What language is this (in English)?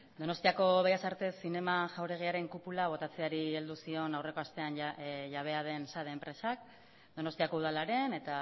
Basque